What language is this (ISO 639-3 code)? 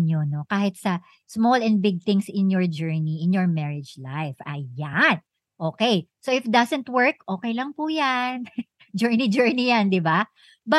fil